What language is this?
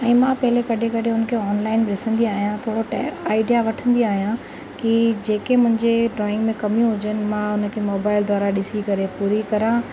Sindhi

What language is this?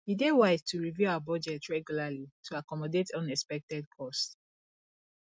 Nigerian Pidgin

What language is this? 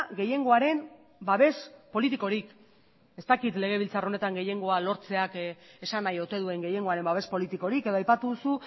Basque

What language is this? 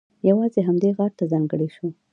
Pashto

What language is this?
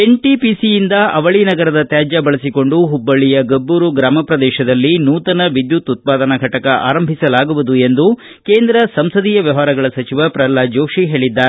Kannada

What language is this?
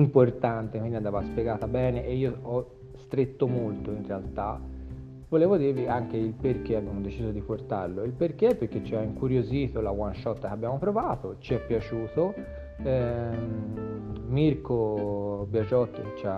Italian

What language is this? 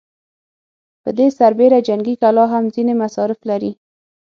Pashto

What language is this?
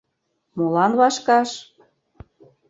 Mari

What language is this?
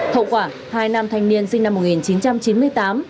Vietnamese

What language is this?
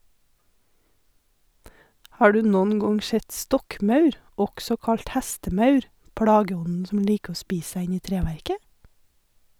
Norwegian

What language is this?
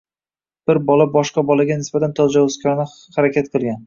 Uzbek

